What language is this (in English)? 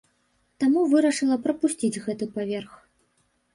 Belarusian